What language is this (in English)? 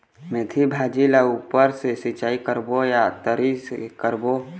Chhattisgarhi